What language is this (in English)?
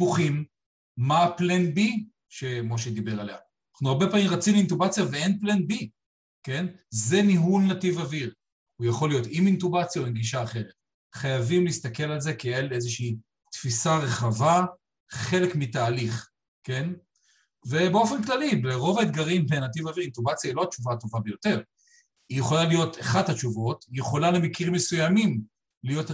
Hebrew